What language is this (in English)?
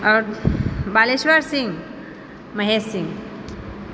Maithili